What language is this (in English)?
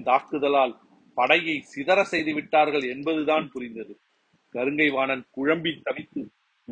Tamil